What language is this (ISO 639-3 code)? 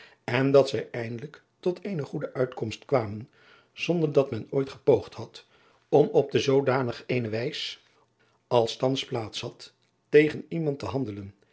nld